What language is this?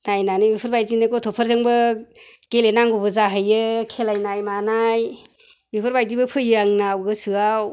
Bodo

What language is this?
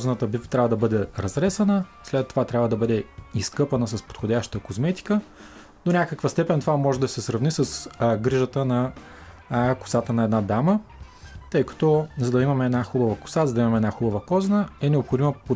Bulgarian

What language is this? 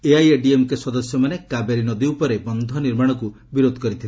Odia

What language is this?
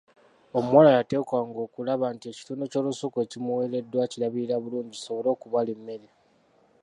Ganda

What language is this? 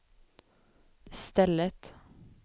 Swedish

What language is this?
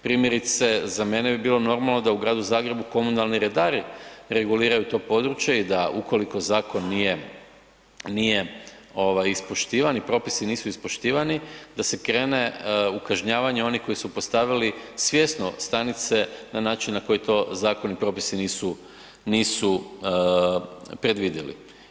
Croatian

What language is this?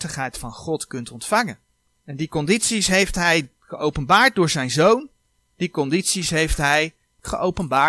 Dutch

